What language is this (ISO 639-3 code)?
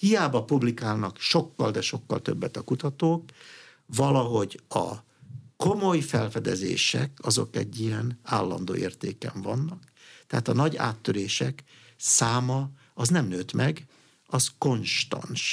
hun